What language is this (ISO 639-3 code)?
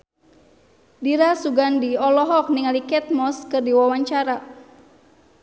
sun